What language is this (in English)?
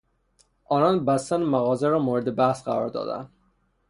Persian